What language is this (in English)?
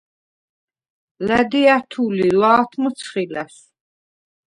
Svan